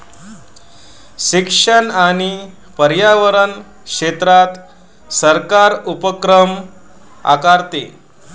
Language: Marathi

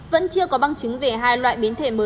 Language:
Vietnamese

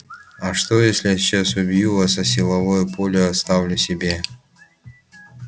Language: Russian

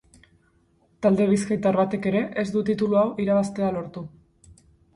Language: Basque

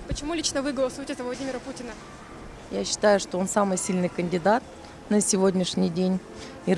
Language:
Russian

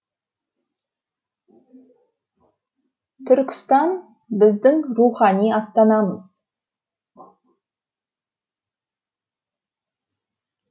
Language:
Kazakh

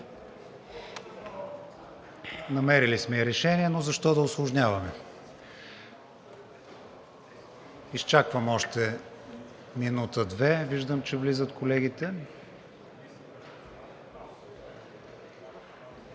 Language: Bulgarian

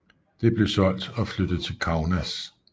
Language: Danish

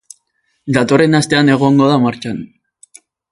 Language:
Basque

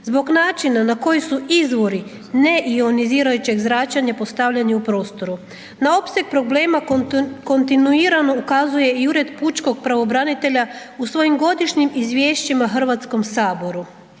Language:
Croatian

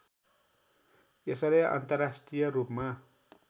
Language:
Nepali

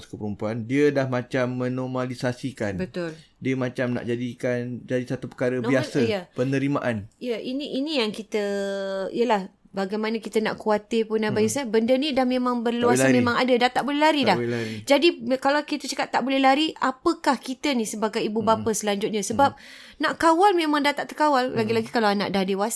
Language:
Malay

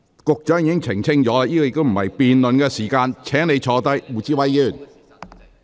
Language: Cantonese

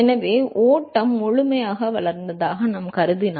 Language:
Tamil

